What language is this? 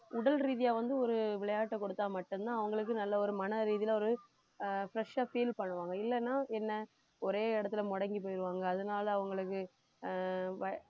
Tamil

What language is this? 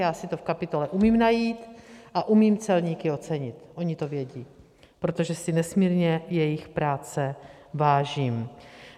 Czech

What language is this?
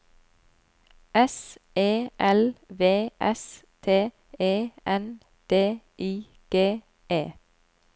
Norwegian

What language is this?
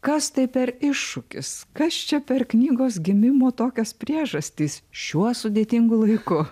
Lithuanian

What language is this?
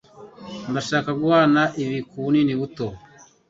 Kinyarwanda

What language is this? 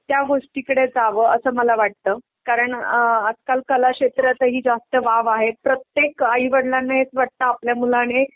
Marathi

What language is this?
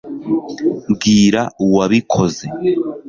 Kinyarwanda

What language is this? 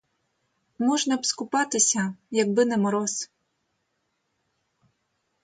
Ukrainian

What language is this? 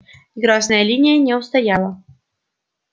Russian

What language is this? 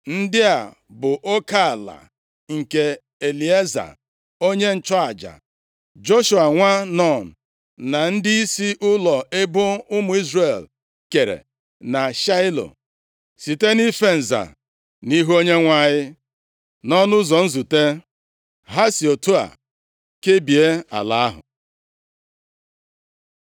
Igbo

